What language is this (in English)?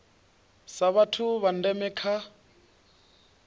Venda